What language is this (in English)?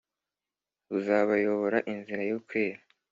Kinyarwanda